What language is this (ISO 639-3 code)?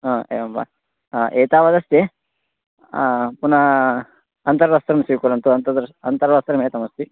san